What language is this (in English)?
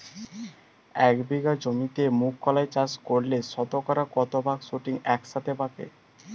Bangla